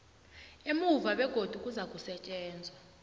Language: South Ndebele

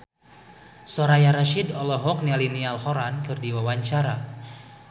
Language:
Sundanese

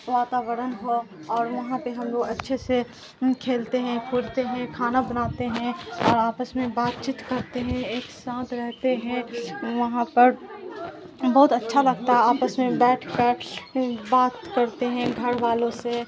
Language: Urdu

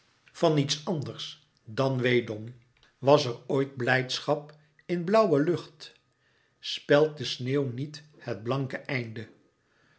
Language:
Dutch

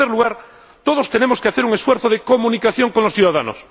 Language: Spanish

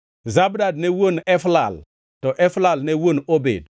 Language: Luo (Kenya and Tanzania)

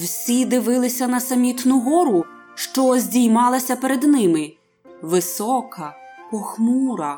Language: Ukrainian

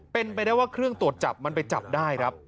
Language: Thai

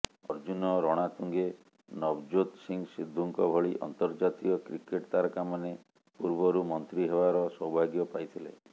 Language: Odia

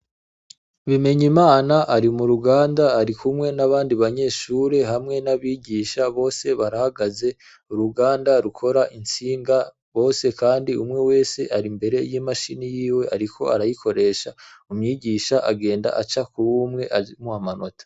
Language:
Rundi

